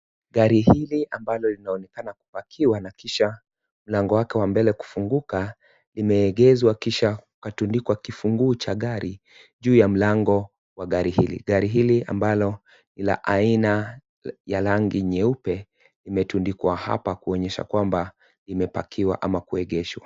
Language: Swahili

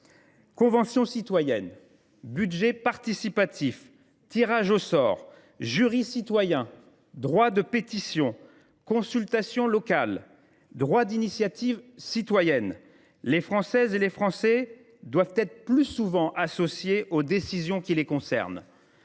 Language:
French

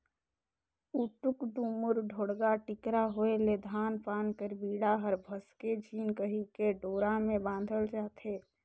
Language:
Chhattisgarhi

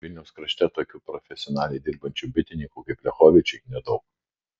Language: Lithuanian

